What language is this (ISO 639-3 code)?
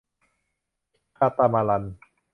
tha